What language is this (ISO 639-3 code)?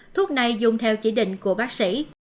vie